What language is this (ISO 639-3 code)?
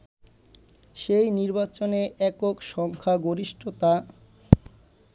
ben